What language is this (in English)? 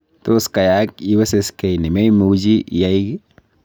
Kalenjin